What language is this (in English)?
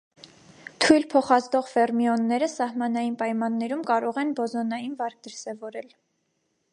Armenian